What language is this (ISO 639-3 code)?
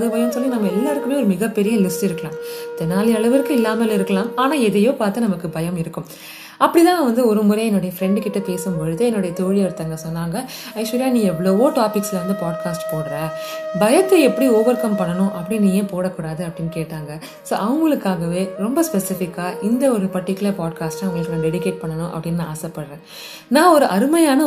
tam